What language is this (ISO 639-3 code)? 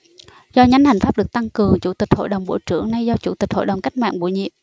vie